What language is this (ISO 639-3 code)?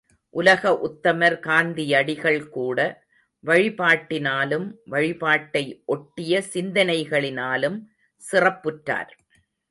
tam